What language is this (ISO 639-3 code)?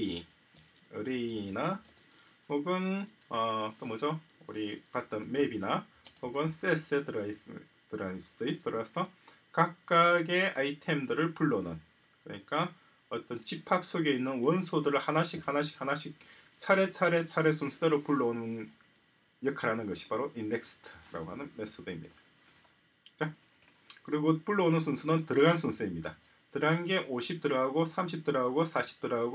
kor